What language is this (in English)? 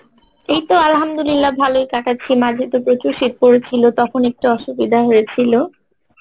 Bangla